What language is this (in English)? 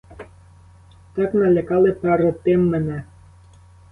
Ukrainian